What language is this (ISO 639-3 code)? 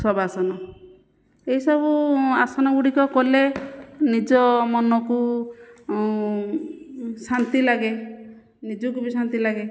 ori